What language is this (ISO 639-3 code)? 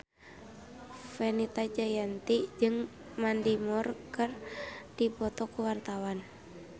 sun